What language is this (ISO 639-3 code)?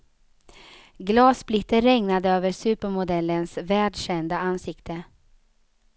swe